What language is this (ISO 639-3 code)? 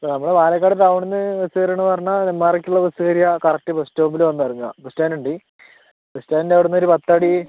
mal